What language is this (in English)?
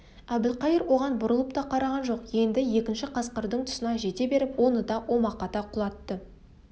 Kazakh